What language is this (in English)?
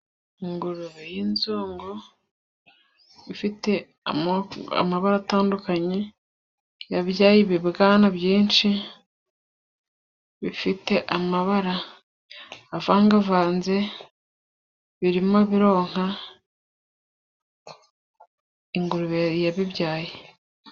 Kinyarwanda